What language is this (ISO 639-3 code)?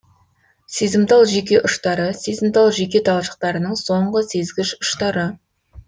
kaz